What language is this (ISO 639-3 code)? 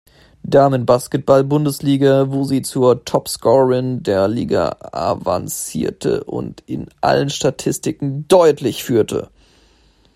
deu